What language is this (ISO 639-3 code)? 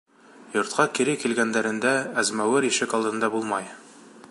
bak